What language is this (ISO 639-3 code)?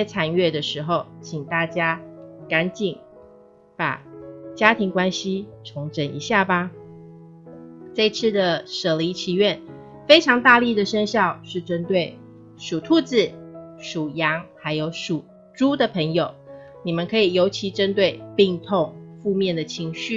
zho